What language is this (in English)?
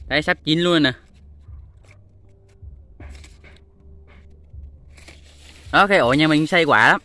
Vietnamese